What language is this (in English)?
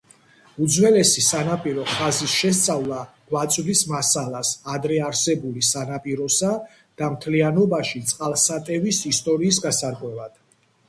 Georgian